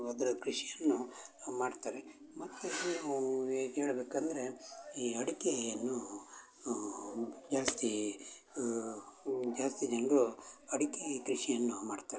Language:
Kannada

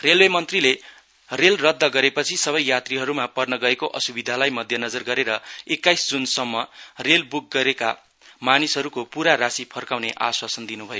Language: Nepali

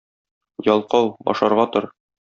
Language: Tatar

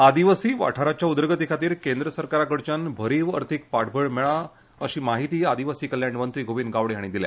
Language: Konkani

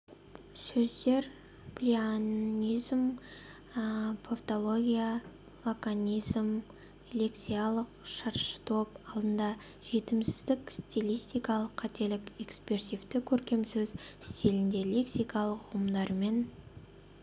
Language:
Kazakh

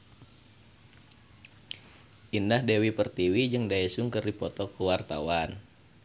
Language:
Sundanese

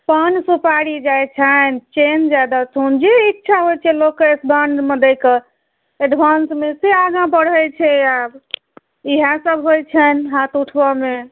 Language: Maithili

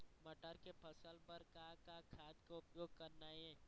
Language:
Chhattisgarhi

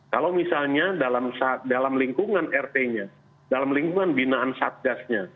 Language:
Indonesian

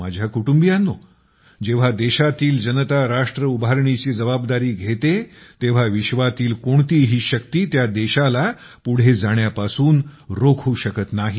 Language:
Marathi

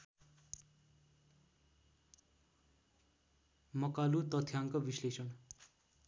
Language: Nepali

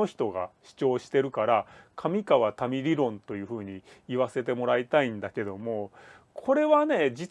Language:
Japanese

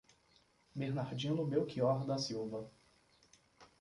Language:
Portuguese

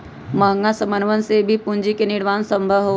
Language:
Magahi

